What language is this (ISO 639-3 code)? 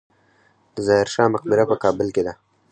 pus